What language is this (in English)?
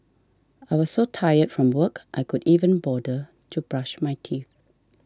English